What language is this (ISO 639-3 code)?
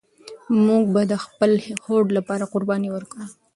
pus